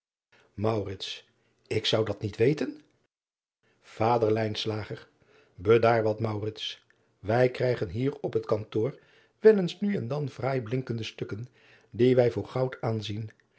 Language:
Dutch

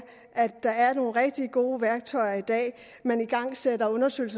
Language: Danish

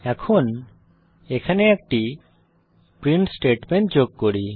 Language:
Bangla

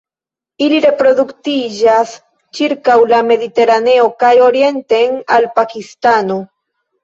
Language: Esperanto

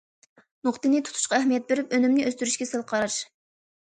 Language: Uyghur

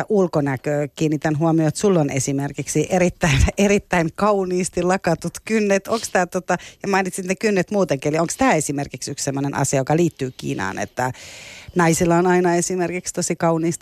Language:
Finnish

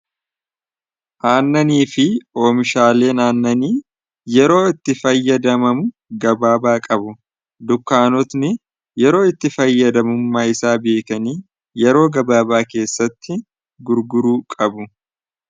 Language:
Oromo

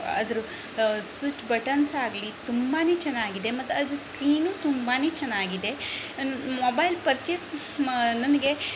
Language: Kannada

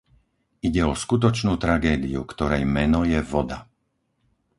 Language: Slovak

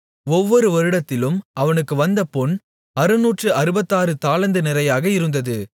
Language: Tamil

